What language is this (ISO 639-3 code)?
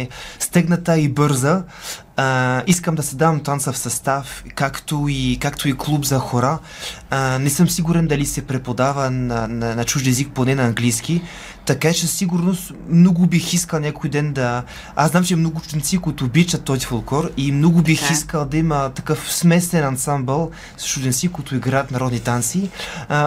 bul